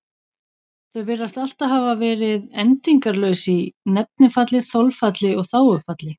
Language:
Icelandic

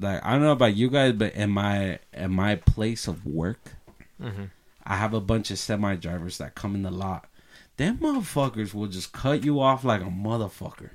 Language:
English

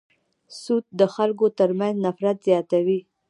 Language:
Pashto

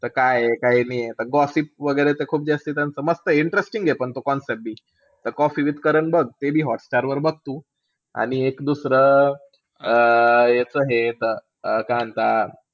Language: Marathi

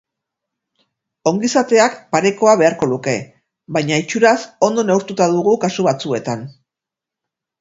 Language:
Basque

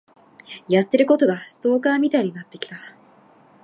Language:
Japanese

